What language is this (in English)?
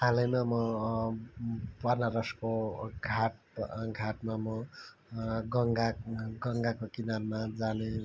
Nepali